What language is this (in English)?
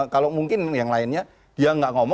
Indonesian